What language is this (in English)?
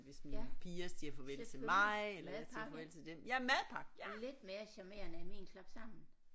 Danish